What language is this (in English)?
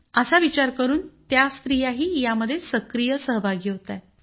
Marathi